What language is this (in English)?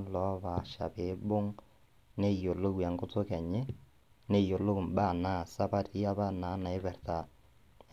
Masai